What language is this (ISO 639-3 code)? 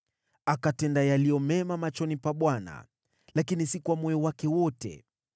swa